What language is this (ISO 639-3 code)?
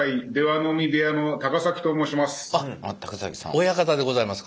jpn